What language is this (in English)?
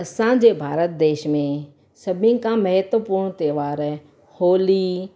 Sindhi